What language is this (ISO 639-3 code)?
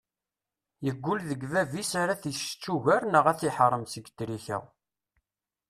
kab